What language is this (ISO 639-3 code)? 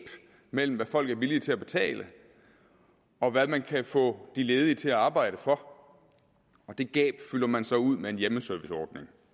dan